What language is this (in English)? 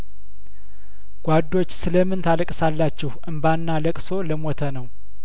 Amharic